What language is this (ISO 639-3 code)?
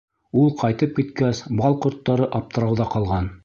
bak